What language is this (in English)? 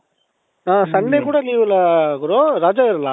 Kannada